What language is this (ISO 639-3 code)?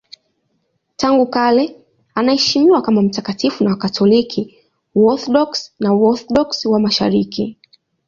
swa